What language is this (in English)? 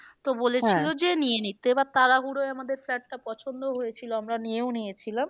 Bangla